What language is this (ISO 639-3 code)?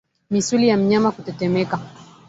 swa